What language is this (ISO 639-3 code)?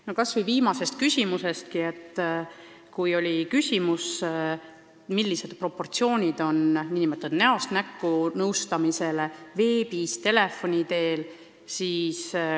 est